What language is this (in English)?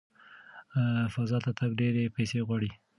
Pashto